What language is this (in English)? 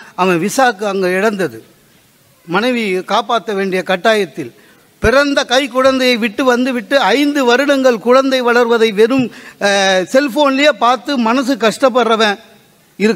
Tamil